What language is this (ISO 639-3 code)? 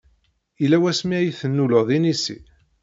kab